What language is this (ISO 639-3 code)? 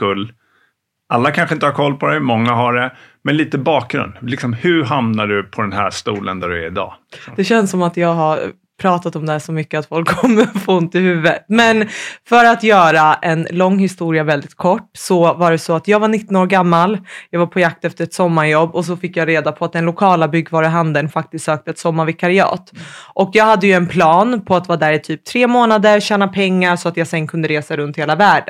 swe